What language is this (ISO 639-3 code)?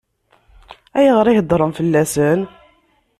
kab